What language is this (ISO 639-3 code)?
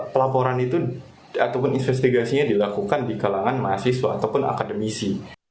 ind